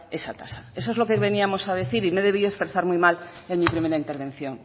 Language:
Spanish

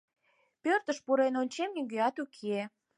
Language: Mari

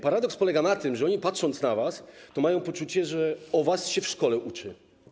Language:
Polish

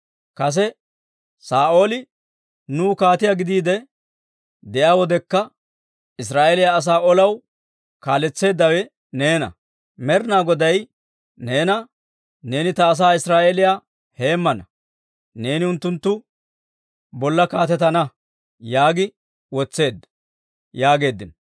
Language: Dawro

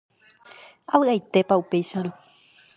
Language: Guarani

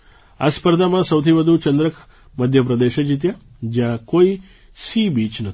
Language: Gujarati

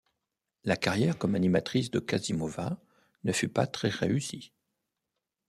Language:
French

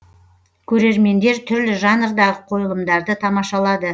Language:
Kazakh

